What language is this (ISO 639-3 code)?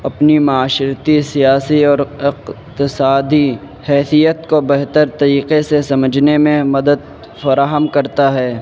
urd